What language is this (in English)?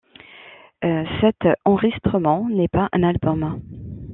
French